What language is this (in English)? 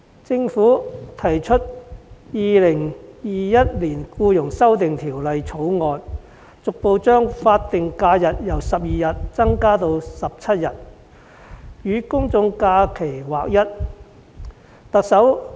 Cantonese